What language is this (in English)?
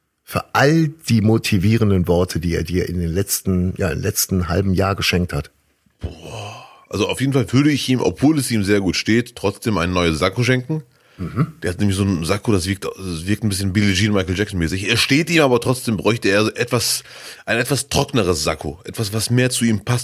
German